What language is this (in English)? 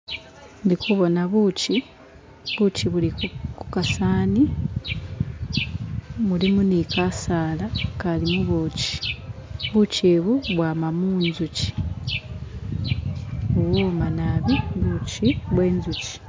Masaaba